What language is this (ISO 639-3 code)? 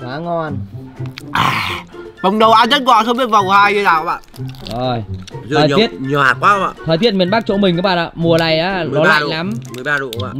vie